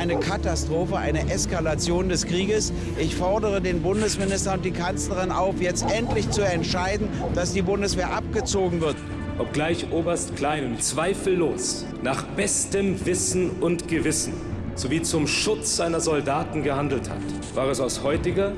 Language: German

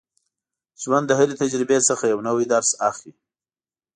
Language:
Pashto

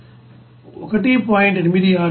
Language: Telugu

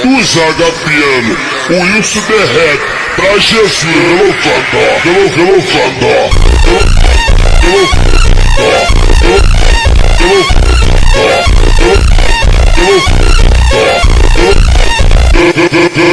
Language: Romanian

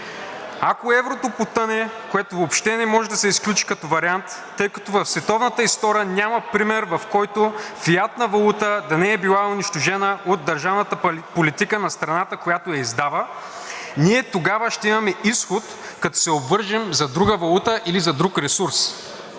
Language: Bulgarian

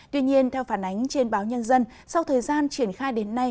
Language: Vietnamese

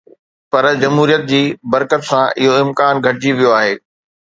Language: Sindhi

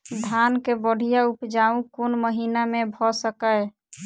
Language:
Maithili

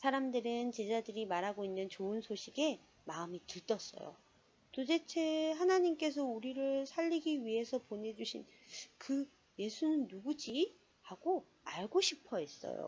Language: Korean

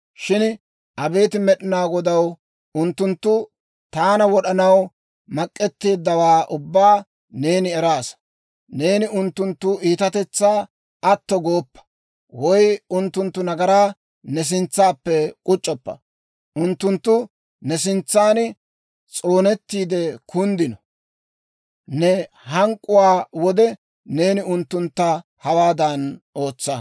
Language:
Dawro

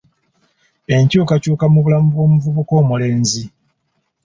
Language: Ganda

